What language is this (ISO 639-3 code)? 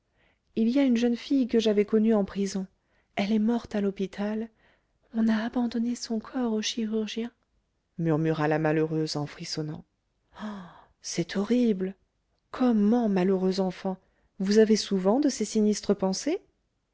fra